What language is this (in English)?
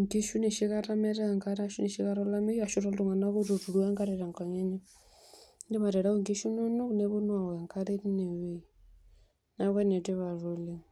Masai